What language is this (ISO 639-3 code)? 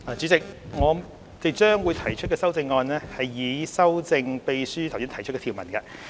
yue